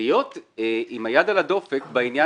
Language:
Hebrew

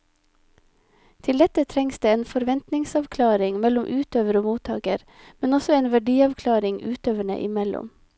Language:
Norwegian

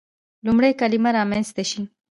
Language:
Pashto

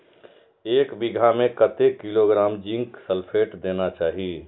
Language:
Maithili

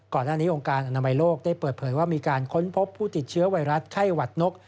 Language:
Thai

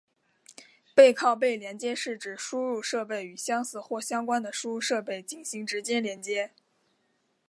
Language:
Chinese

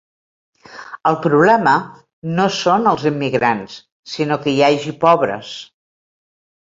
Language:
Catalan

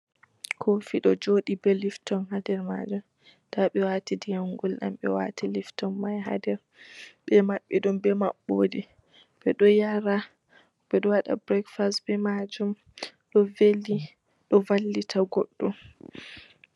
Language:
Fula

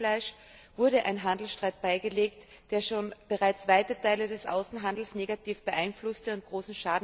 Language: German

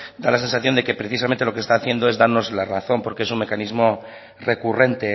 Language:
Spanish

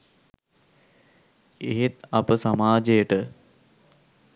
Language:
Sinhala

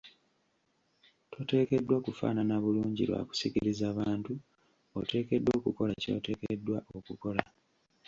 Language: Ganda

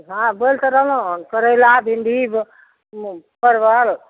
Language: Maithili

